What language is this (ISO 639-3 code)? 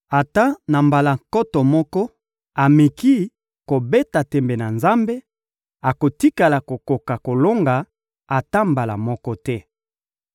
lin